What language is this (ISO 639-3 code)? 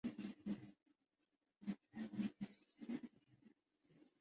urd